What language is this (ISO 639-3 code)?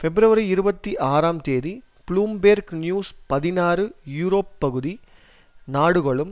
tam